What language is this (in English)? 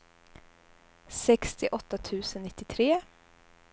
Swedish